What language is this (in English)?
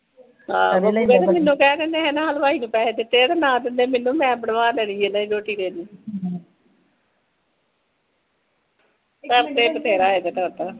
Punjabi